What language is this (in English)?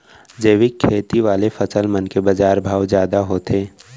Chhattisgarhi